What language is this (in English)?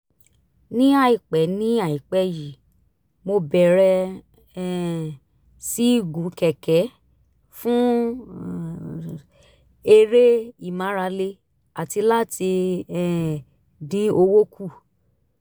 Yoruba